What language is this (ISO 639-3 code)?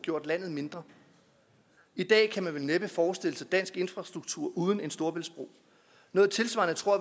dan